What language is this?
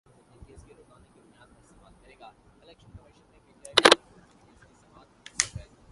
Urdu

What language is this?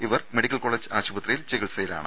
Malayalam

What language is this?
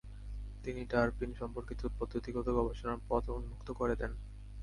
Bangla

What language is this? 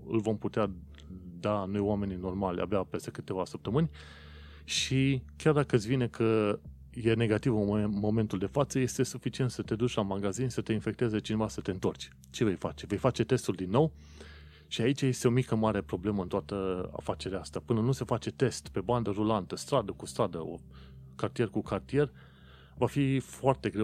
Romanian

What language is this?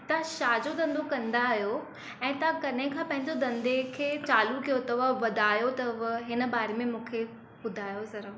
Sindhi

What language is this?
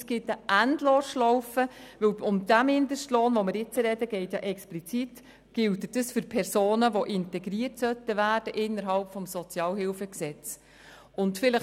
Swiss German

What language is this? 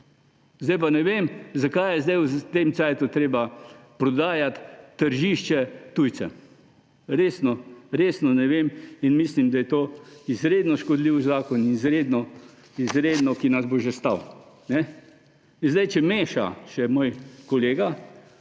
Slovenian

